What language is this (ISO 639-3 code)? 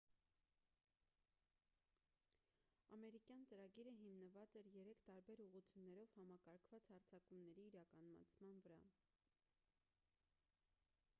hye